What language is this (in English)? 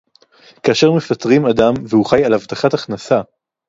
Hebrew